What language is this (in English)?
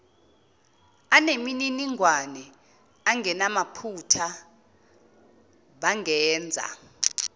Zulu